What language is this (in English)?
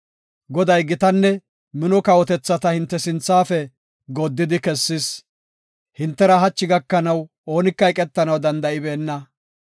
Gofa